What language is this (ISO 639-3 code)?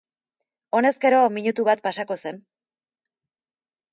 eus